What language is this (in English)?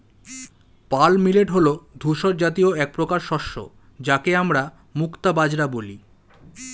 Bangla